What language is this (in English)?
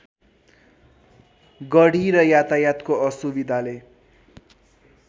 Nepali